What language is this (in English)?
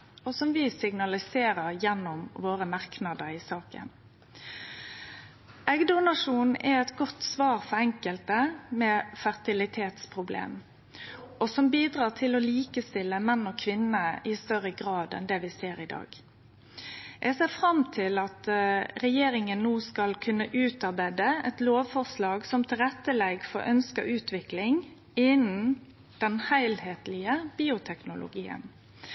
Norwegian Nynorsk